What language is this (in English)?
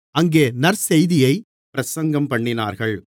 Tamil